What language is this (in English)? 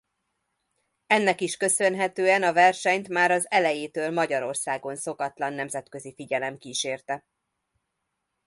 Hungarian